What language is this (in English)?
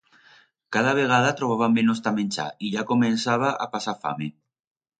Aragonese